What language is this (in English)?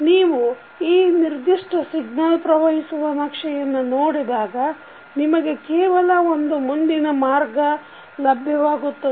Kannada